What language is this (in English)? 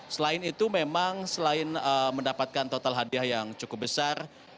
Indonesian